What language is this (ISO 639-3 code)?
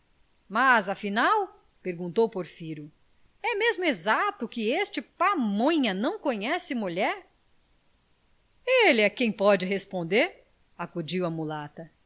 por